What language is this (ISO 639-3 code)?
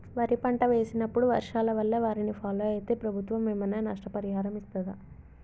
tel